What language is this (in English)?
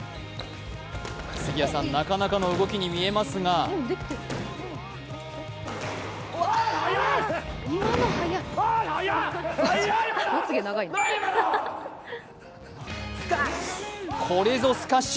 Japanese